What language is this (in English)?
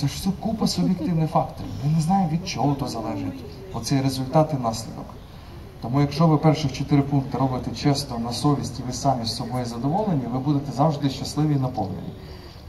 Ukrainian